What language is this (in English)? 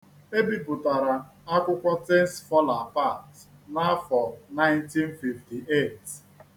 Igbo